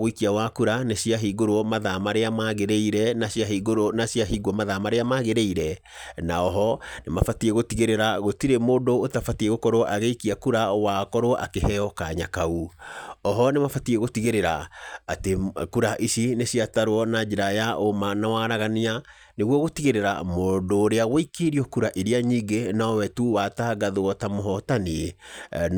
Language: Kikuyu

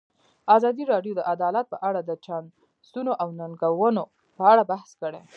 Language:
Pashto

